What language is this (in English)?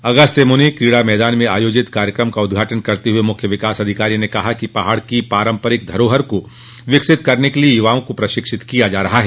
Hindi